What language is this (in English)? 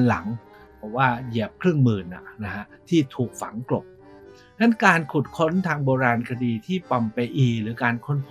Thai